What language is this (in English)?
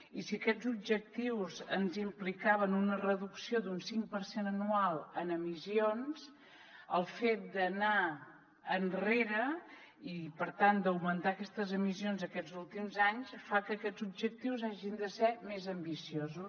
Catalan